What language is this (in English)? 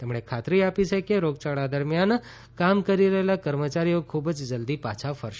Gujarati